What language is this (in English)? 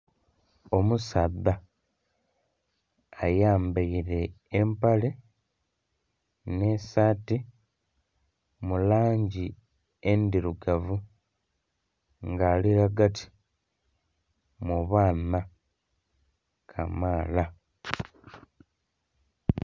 Soga